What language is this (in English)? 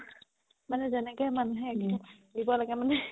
Assamese